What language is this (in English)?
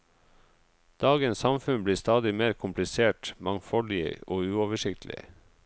Norwegian